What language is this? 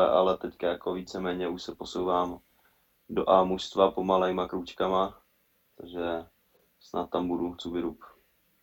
Czech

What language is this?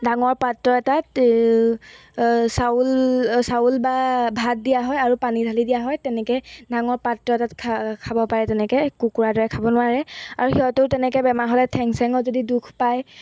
Assamese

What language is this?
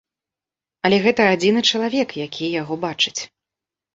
Belarusian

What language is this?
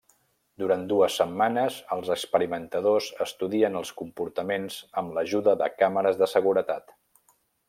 Catalan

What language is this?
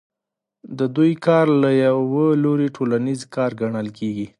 Pashto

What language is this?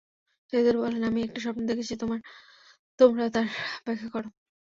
Bangla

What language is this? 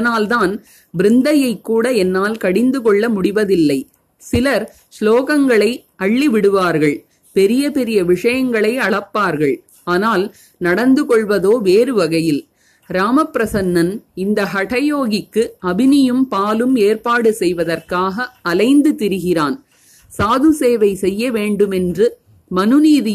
Tamil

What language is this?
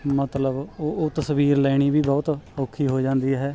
Punjabi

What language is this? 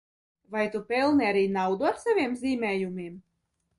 Latvian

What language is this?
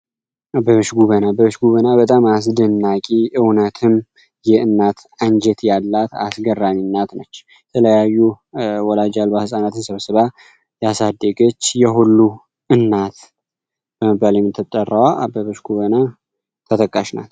Amharic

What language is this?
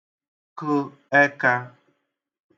Igbo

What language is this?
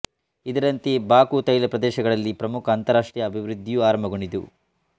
Kannada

